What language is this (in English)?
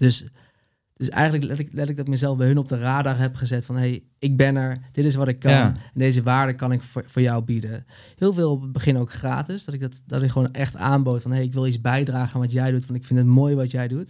Dutch